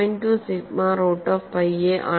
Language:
Malayalam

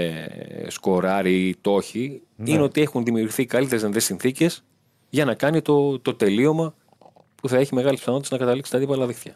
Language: Greek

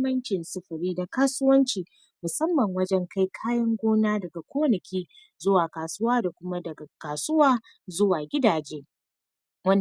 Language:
Hausa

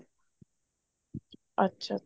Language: Punjabi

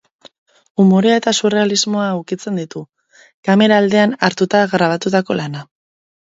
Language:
Basque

